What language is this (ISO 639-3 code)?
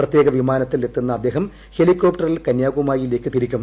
mal